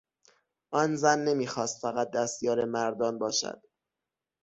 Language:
Persian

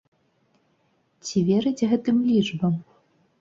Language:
Belarusian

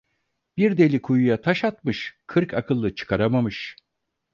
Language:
Turkish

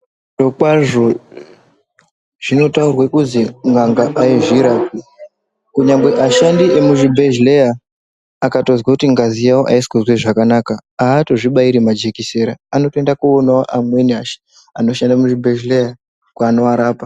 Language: Ndau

